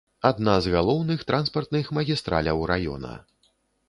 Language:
Belarusian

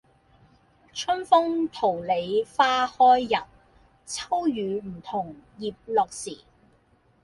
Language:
Cantonese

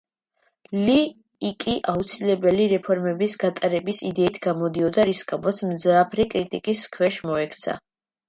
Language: Georgian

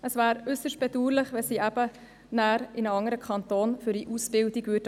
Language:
Swiss German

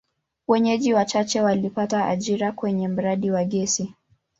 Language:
Swahili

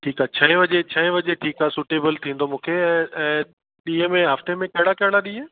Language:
Sindhi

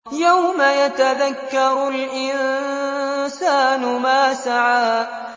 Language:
Arabic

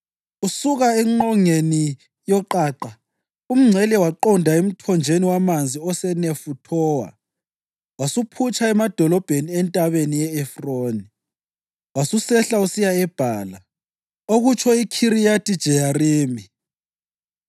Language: North Ndebele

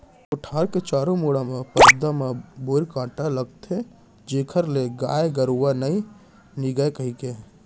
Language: Chhattisgarhi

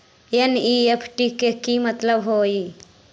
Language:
Magahi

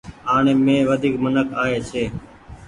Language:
Goaria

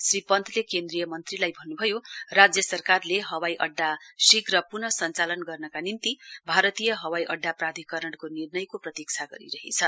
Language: Nepali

